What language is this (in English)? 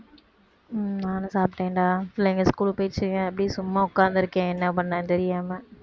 Tamil